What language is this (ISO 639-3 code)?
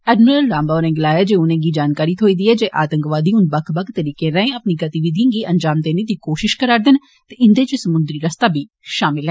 doi